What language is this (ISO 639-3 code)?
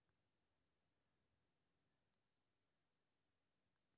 mai